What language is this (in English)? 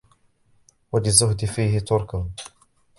Arabic